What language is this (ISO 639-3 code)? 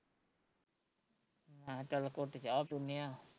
pan